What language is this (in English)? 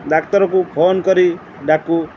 Odia